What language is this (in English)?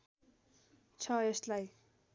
Nepali